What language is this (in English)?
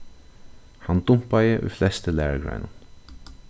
Faroese